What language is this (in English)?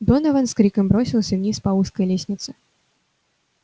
Russian